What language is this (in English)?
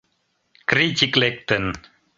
Mari